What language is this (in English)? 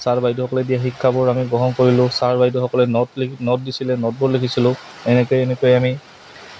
Assamese